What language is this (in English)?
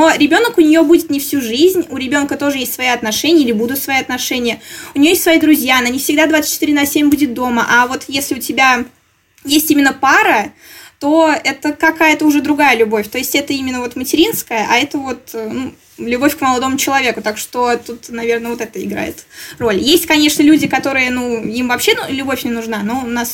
Russian